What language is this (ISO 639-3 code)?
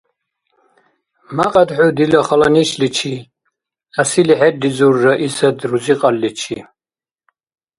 dar